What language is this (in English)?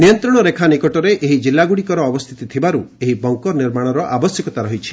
Odia